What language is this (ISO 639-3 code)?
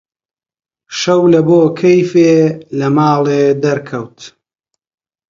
ckb